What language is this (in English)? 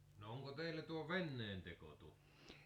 Finnish